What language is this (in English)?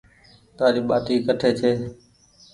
Goaria